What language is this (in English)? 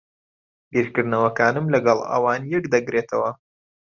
Central Kurdish